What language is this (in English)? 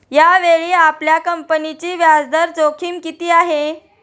Marathi